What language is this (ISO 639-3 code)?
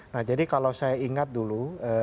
ind